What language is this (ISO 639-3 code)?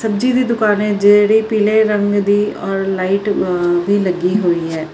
pan